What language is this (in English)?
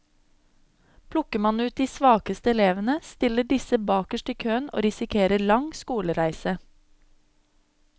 Norwegian